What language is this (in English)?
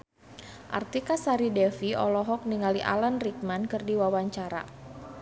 Sundanese